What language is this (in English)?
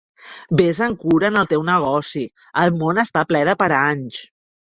Catalan